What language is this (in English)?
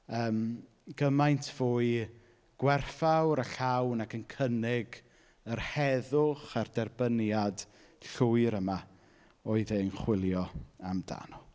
Welsh